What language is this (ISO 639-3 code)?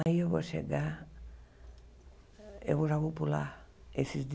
por